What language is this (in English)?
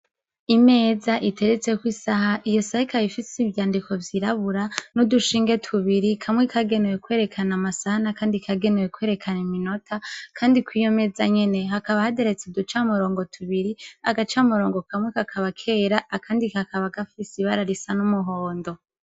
Rundi